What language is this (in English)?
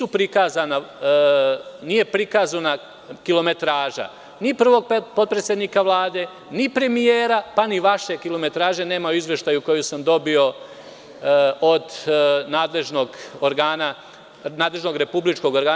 Serbian